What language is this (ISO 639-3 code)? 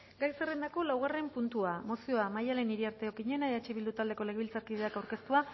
eus